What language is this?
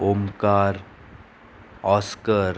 Konkani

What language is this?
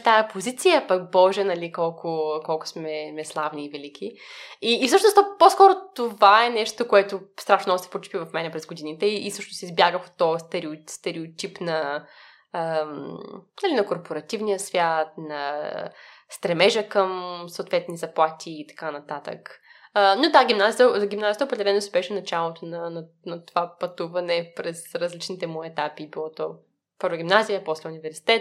Bulgarian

